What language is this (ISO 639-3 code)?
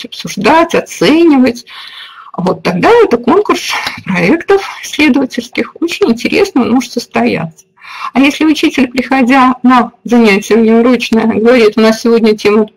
rus